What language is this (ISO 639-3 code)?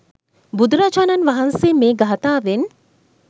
sin